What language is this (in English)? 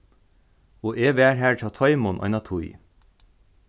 Faroese